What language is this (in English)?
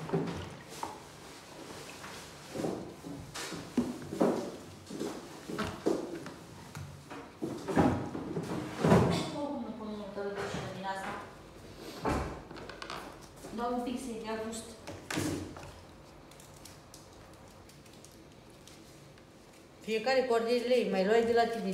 Romanian